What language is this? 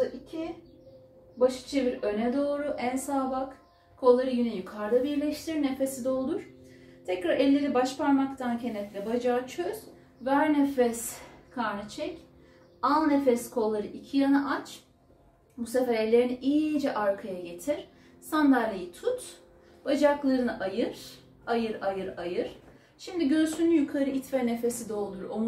Turkish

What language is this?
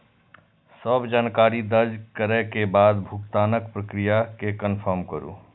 Maithili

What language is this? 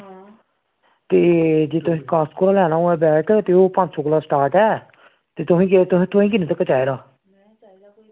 Dogri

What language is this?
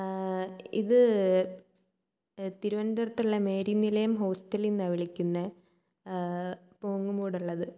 Malayalam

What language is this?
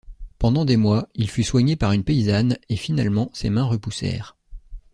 French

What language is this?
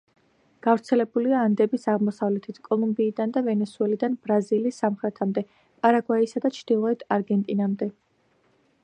Georgian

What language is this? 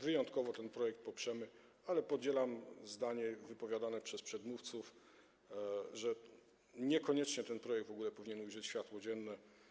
Polish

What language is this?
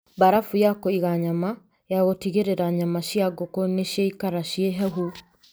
Kikuyu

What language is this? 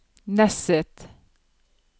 Norwegian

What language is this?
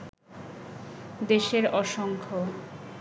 Bangla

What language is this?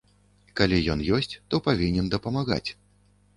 Belarusian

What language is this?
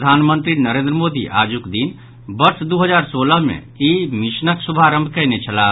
Maithili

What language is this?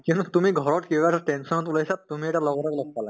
Assamese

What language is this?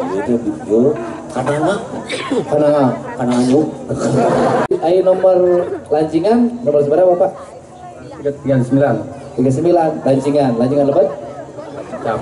Indonesian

